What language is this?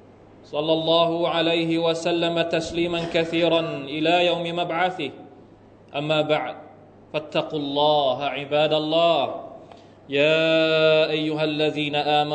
Thai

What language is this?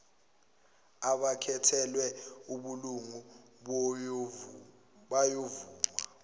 Zulu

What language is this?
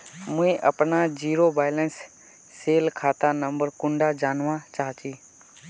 Magahi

